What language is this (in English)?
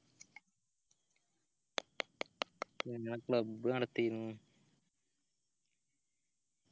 Malayalam